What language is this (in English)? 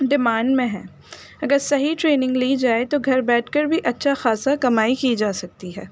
Urdu